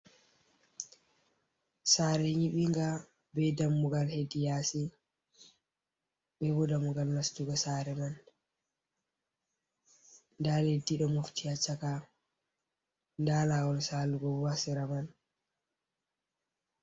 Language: Fula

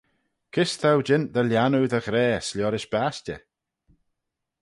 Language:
Manx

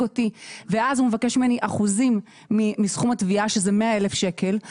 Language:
Hebrew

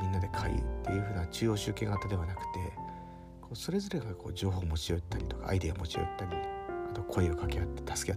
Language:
Japanese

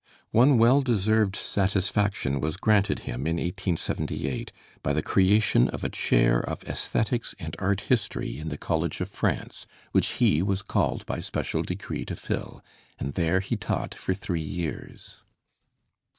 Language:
English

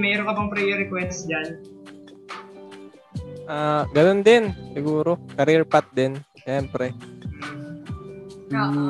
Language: Filipino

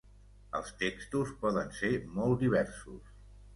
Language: Catalan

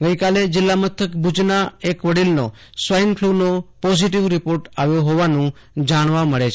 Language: Gujarati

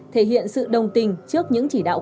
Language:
Vietnamese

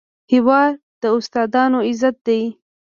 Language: Pashto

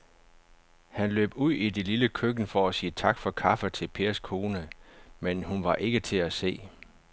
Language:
Danish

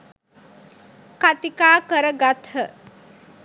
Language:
Sinhala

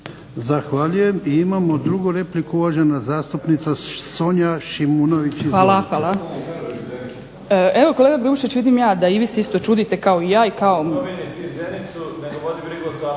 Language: Croatian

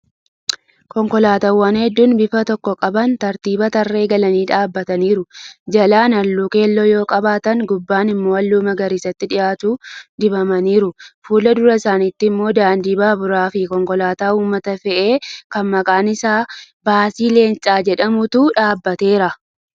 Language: Oromo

